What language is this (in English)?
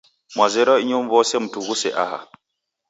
Taita